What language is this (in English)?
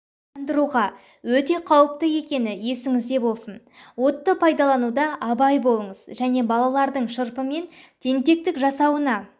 Kazakh